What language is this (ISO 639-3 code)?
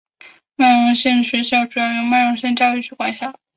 zho